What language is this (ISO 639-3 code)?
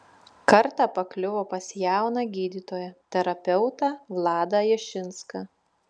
lit